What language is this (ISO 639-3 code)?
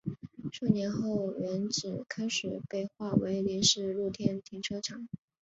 zho